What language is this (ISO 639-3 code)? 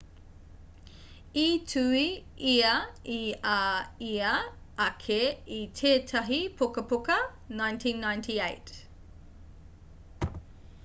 mri